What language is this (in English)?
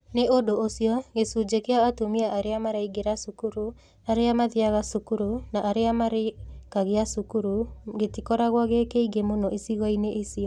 Kikuyu